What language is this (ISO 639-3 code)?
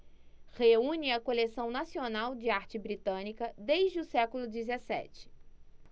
por